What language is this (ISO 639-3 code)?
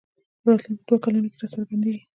pus